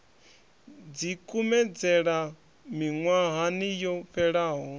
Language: Venda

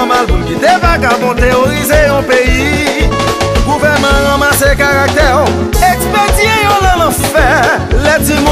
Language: Thai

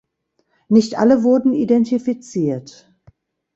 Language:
German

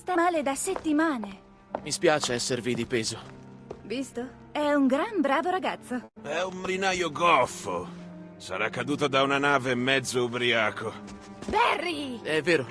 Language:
Italian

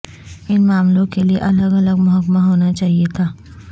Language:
Urdu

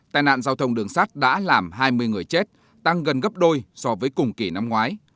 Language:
Vietnamese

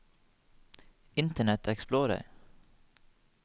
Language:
Norwegian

